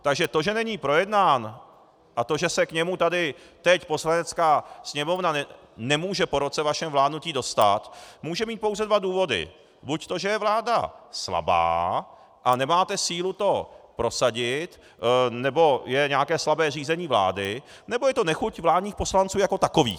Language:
Czech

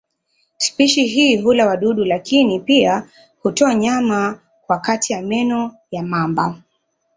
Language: Swahili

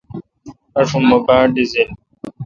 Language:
Kalkoti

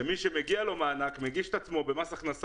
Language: Hebrew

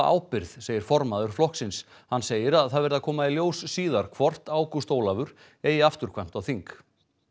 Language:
Icelandic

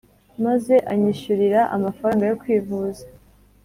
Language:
Kinyarwanda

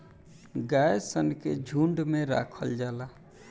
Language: Bhojpuri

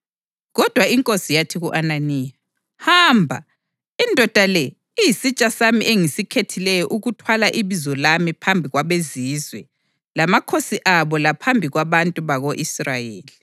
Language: North Ndebele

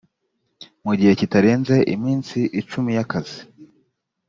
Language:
Kinyarwanda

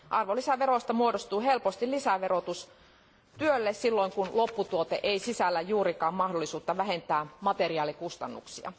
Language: Finnish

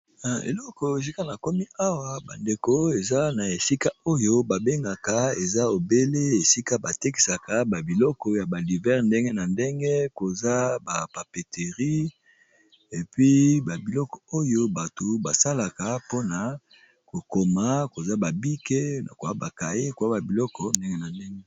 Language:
Lingala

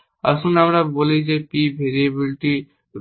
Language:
Bangla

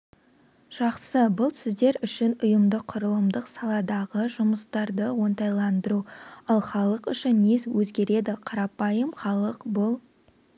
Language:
Kazakh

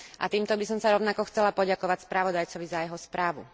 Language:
Slovak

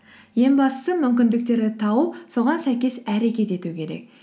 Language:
Kazakh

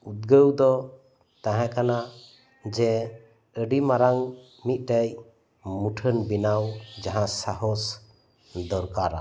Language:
Santali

